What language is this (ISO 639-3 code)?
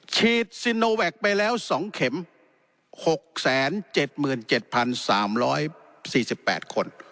tha